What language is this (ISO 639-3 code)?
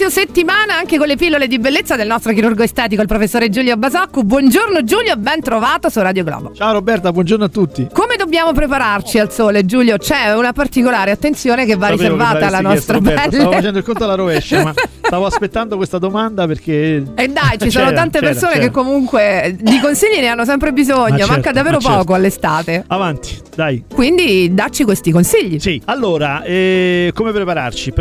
ita